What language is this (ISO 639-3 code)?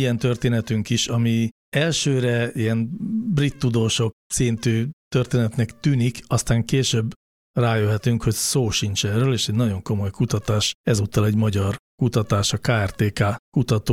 hun